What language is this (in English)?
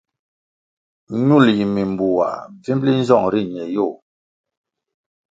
Kwasio